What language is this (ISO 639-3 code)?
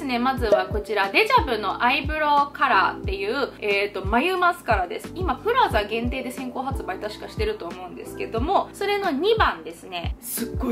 jpn